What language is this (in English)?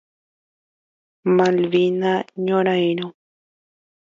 Guarani